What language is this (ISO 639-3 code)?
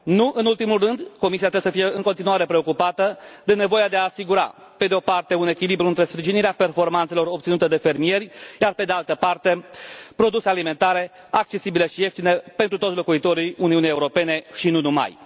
ron